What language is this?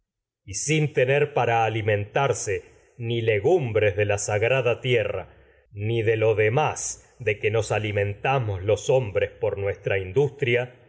Spanish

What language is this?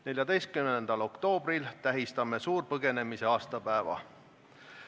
Estonian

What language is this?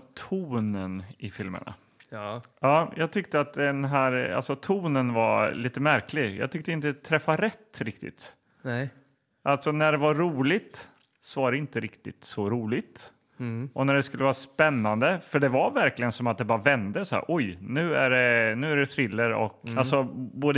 Swedish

